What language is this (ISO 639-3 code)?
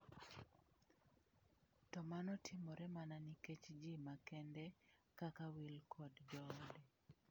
luo